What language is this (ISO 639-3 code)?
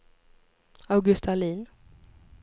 swe